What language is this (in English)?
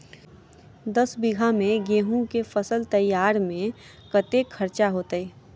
Maithili